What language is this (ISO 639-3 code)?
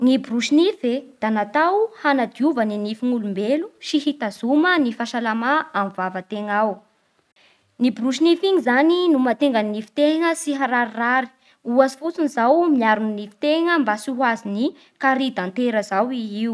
bhr